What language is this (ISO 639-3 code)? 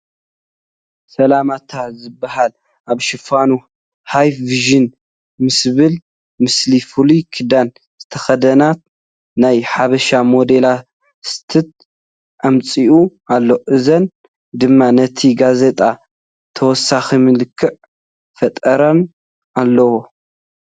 tir